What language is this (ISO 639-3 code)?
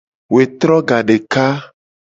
gej